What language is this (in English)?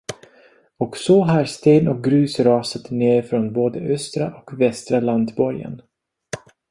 Swedish